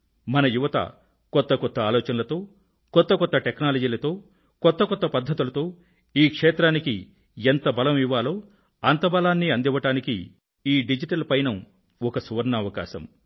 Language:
Telugu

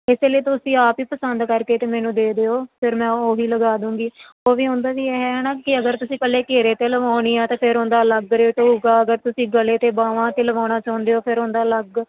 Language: Punjabi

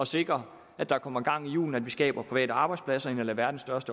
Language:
Danish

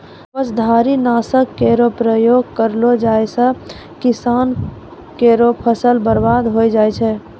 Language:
Maithili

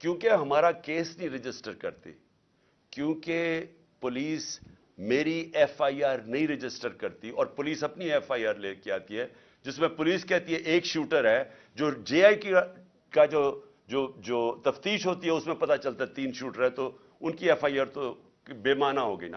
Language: Urdu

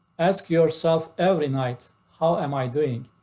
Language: English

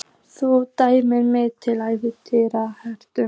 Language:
Icelandic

